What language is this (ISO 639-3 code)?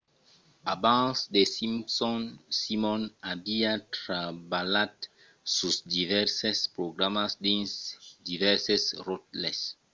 oci